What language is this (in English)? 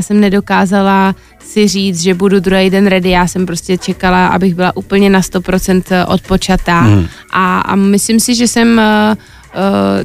Czech